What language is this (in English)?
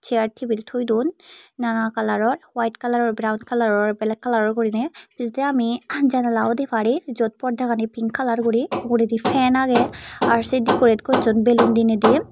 Chakma